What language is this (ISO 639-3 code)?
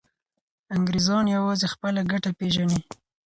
pus